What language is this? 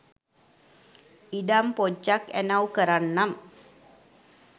Sinhala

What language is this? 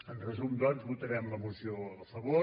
Catalan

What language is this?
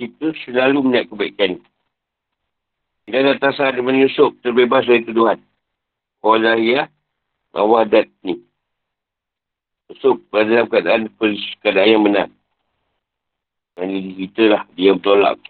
Malay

